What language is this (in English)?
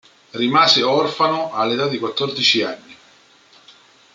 Italian